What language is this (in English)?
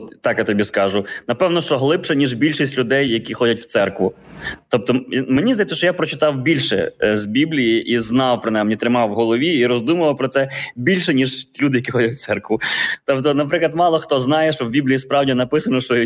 Ukrainian